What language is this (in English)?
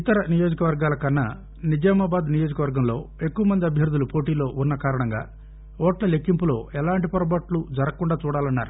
Telugu